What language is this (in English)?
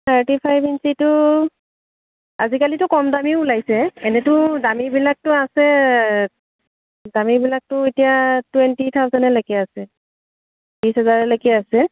Assamese